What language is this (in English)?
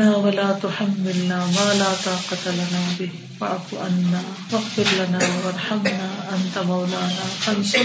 Urdu